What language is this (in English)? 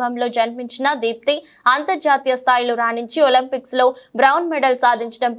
Telugu